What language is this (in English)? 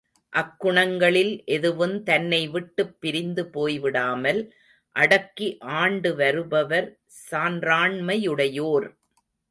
Tamil